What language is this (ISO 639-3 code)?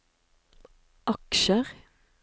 nor